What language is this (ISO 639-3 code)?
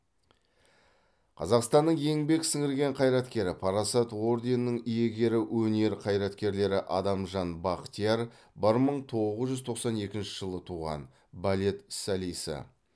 kaz